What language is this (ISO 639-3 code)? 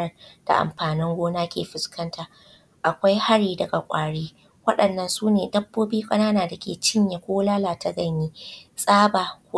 hau